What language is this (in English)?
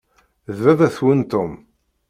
Kabyle